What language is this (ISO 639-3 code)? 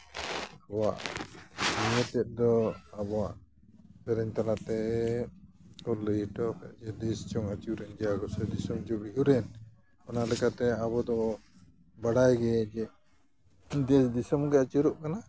sat